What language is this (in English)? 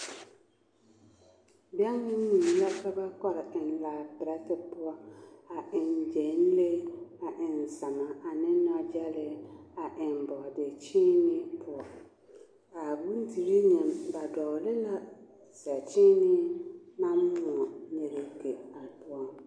Southern Dagaare